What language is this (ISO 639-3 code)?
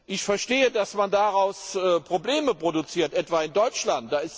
deu